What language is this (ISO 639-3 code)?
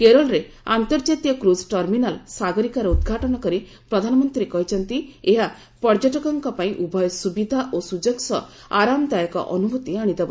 ori